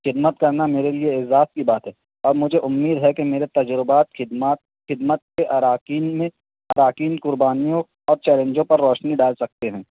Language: Urdu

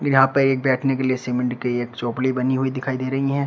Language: Hindi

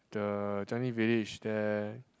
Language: English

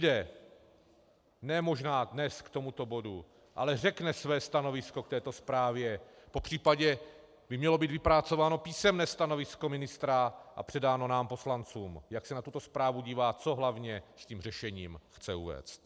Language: Czech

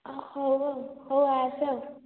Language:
Odia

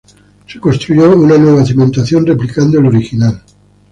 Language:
Spanish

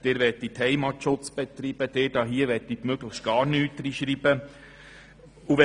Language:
Swiss German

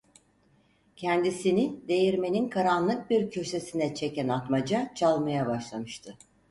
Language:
Turkish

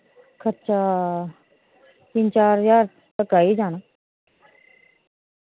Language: Dogri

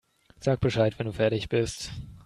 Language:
German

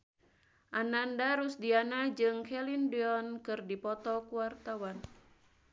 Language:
Sundanese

